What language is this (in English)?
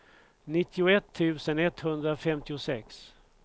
Swedish